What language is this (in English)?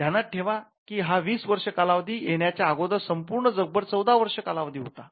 Marathi